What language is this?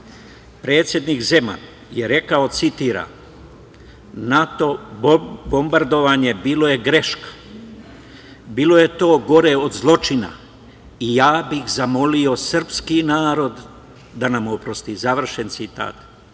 Serbian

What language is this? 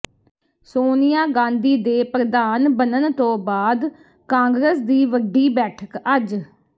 Punjabi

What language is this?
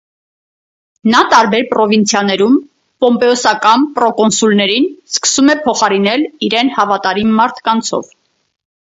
Armenian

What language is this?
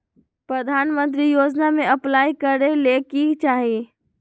Magahi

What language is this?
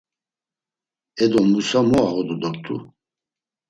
Laz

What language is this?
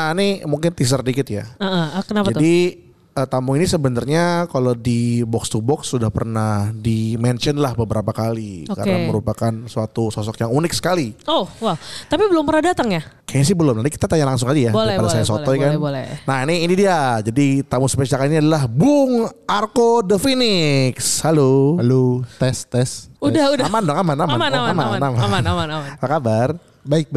Indonesian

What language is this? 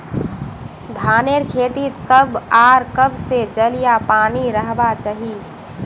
Magahi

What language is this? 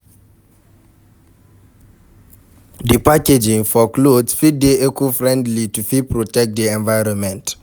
Nigerian Pidgin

